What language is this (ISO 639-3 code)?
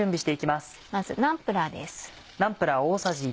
jpn